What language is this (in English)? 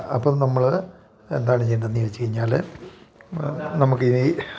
Malayalam